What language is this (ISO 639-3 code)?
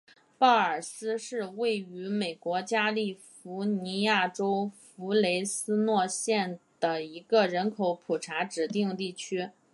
zho